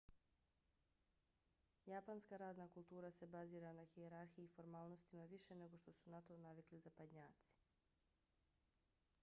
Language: Bosnian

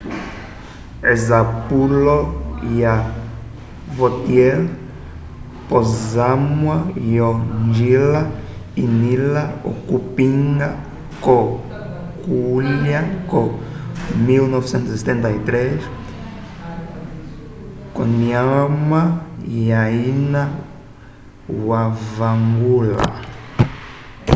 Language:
Umbundu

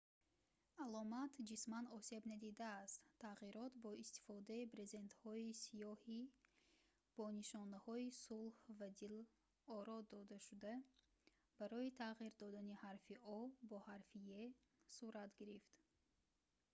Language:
Tajik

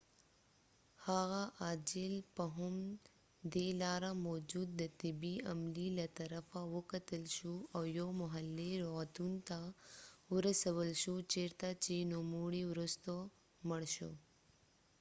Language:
Pashto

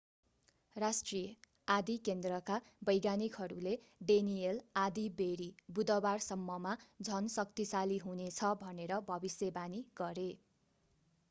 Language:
Nepali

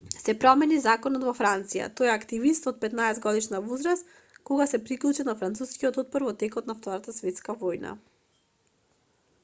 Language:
Macedonian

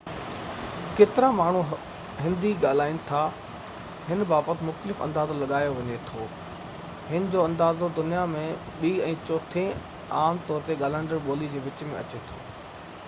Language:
Sindhi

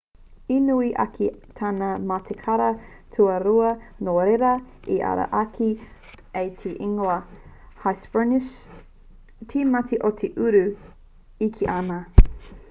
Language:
Māori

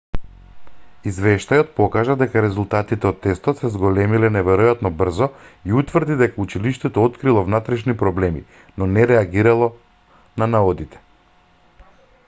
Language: Macedonian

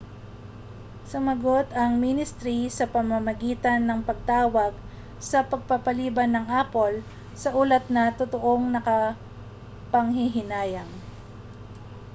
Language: Filipino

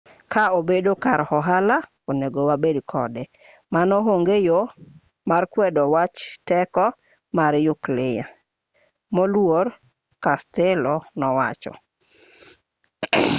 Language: Luo (Kenya and Tanzania)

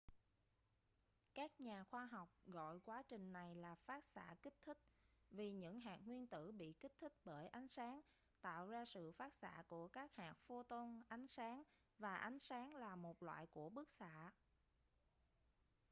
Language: Vietnamese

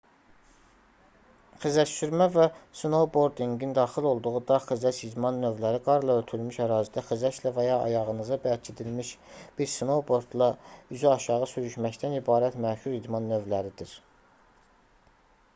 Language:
Azerbaijani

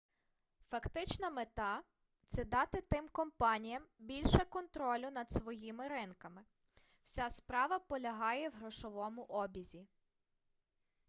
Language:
Ukrainian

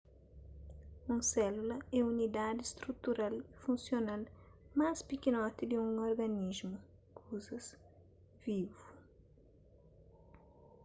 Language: Kabuverdianu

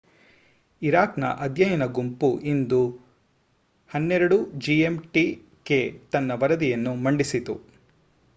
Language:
Kannada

